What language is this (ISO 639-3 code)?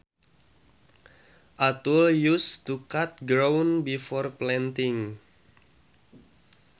sun